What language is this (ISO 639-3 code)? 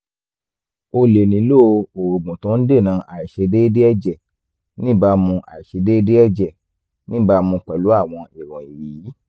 yor